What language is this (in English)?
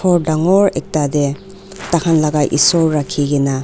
Naga Pidgin